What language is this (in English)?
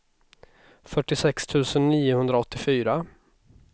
Swedish